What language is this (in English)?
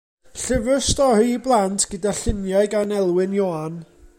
Welsh